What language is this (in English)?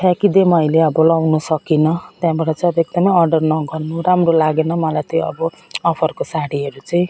Nepali